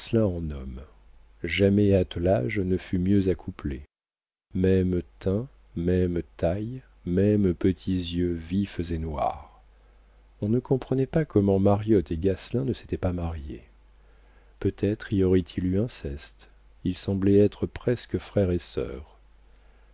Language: French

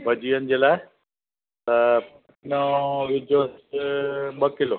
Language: Sindhi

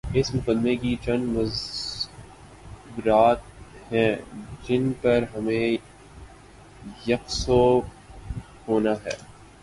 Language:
Urdu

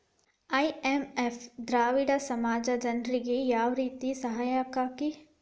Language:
Kannada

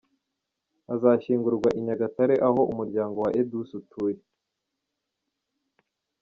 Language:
Kinyarwanda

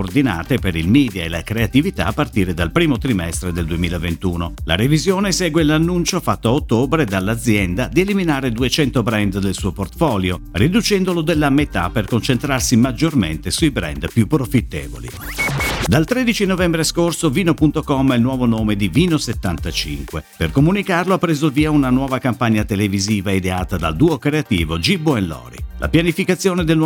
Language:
Italian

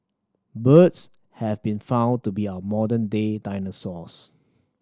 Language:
English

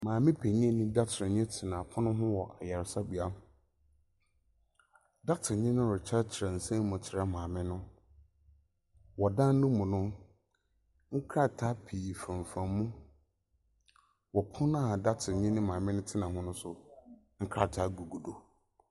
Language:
Akan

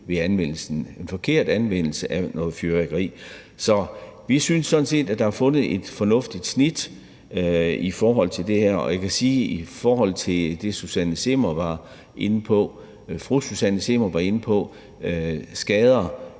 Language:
Danish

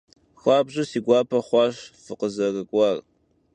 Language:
Kabardian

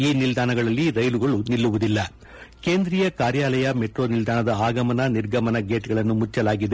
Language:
Kannada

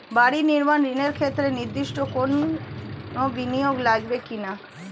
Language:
Bangla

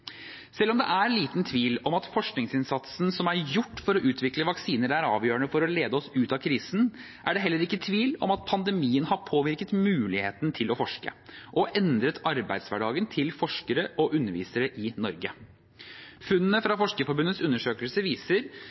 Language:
Norwegian Bokmål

